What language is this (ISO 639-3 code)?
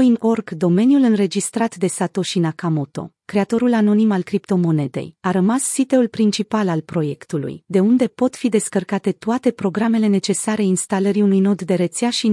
ron